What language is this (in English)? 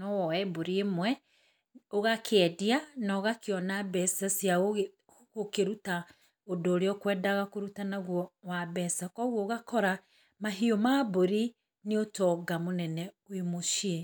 Kikuyu